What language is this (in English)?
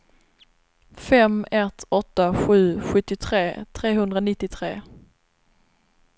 Swedish